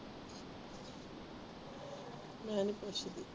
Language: Punjabi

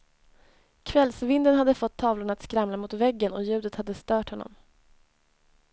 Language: Swedish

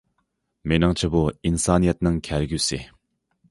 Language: Uyghur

